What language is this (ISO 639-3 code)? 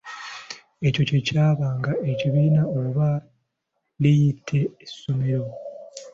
lug